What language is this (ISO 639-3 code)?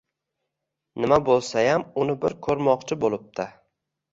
uzb